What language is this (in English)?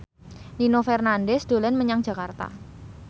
Javanese